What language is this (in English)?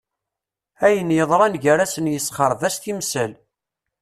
Kabyle